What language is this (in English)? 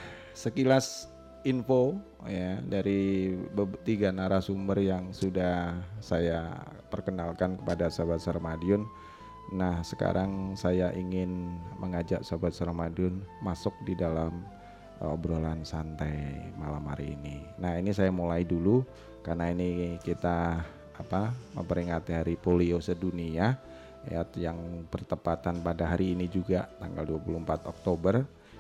Indonesian